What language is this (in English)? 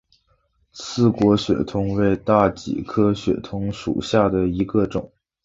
Chinese